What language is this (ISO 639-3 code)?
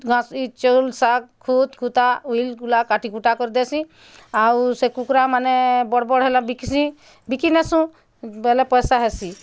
ori